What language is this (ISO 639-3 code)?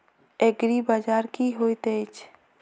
mai